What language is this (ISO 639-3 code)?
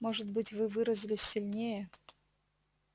rus